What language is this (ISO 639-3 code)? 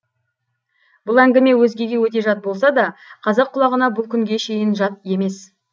kaz